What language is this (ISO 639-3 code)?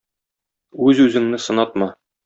tat